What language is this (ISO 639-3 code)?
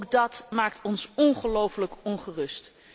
nld